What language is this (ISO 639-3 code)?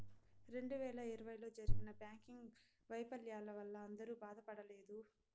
tel